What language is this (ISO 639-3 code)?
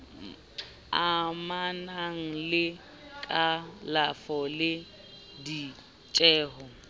sot